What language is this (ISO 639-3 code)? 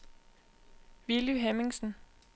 dan